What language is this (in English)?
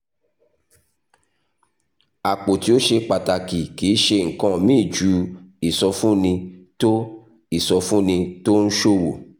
Yoruba